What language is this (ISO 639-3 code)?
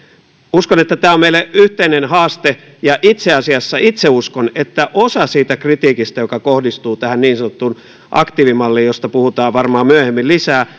fin